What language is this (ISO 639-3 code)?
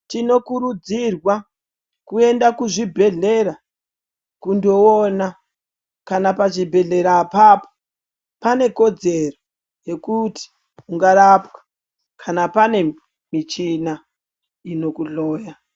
ndc